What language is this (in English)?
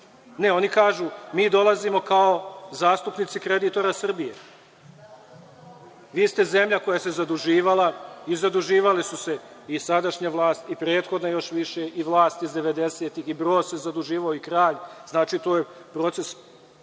Serbian